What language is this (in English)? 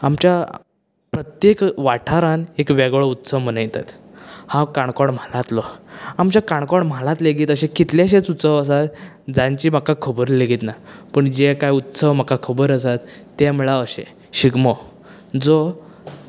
Konkani